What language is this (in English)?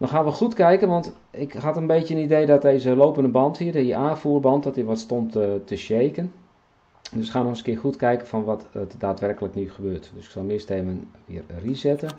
Dutch